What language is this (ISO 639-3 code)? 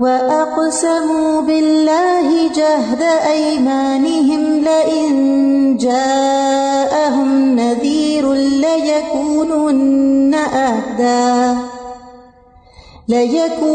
urd